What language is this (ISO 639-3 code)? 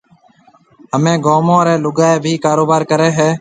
mve